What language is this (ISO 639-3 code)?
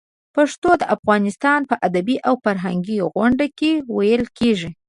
pus